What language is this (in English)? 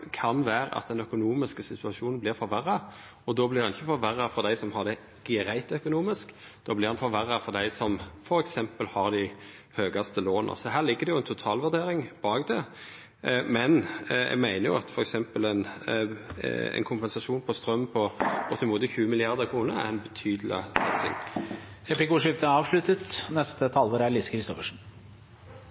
Norwegian